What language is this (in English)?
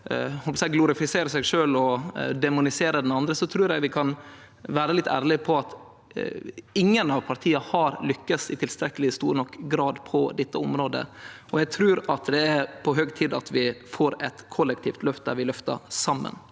Norwegian